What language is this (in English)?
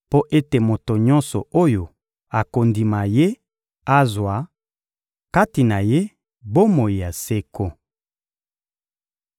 Lingala